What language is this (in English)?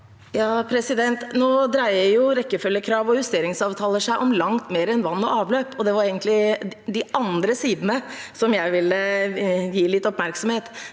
Norwegian